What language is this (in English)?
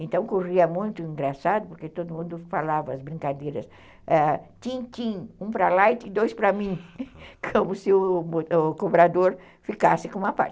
Portuguese